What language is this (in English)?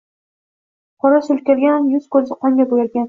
Uzbek